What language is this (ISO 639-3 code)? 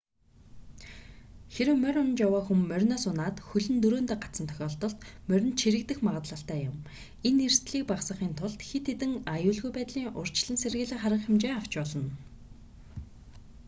mon